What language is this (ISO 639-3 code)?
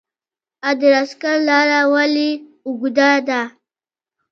pus